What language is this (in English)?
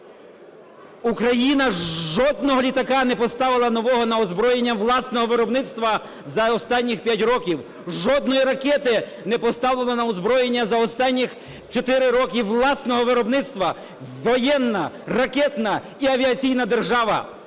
Ukrainian